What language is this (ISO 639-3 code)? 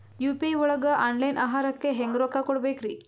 kan